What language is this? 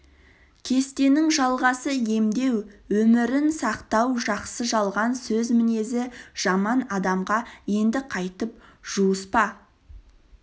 Kazakh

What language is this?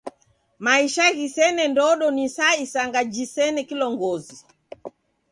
Taita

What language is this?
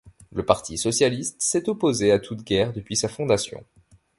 French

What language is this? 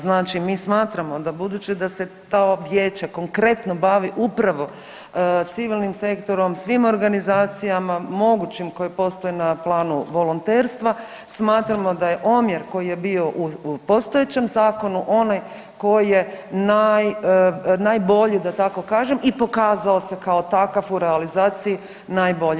Croatian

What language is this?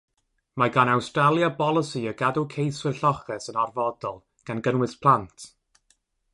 Welsh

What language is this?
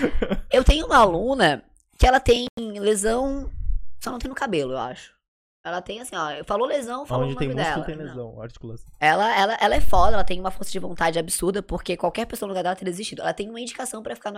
Portuguese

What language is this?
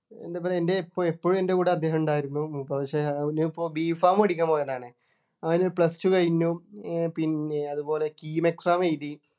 Malayalam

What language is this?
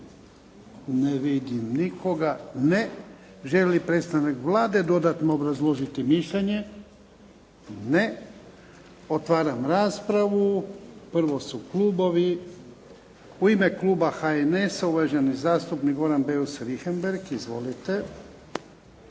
Croatian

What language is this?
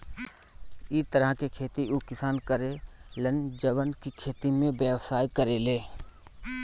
Bhojpuri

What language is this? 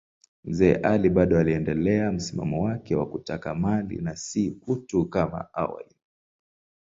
Swahili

